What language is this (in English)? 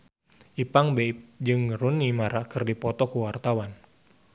Sundanese